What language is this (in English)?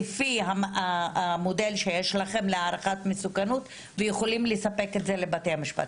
Hebrew